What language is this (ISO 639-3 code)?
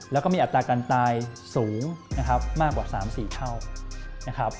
tha